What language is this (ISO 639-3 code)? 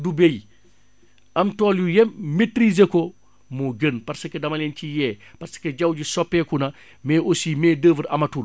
wol